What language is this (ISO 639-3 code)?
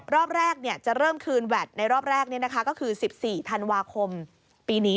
tha